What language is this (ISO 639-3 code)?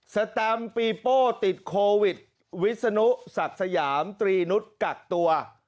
tha